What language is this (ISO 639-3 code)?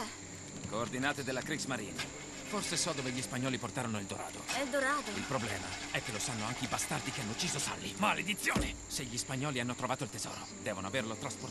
ita